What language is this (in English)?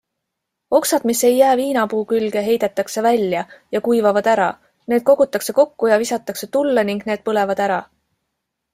Estonian